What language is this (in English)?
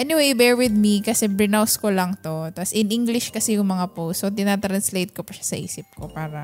Filipino